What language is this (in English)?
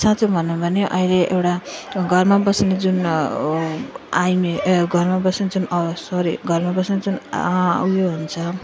Nepali